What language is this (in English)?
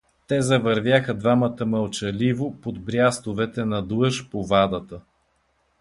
Bulgarian